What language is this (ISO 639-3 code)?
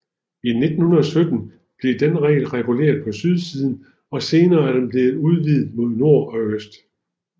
dan